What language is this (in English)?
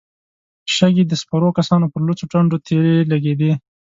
Pashto